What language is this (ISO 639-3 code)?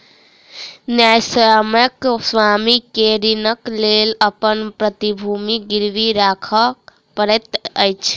mai